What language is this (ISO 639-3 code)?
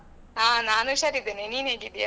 kan